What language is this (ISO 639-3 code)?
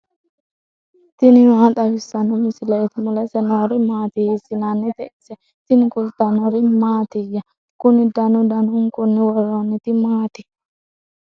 sid